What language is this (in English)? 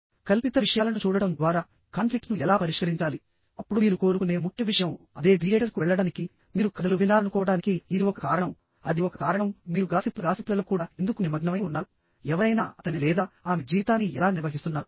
Telugu